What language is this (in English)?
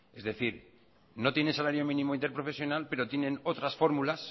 Spanish